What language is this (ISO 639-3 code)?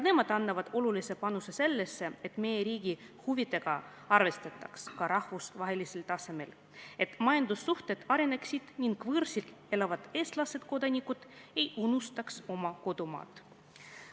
est